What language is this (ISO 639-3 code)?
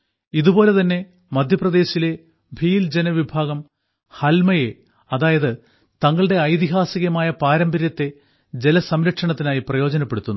mal